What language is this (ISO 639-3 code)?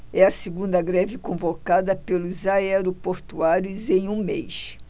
por